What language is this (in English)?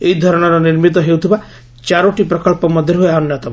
Odia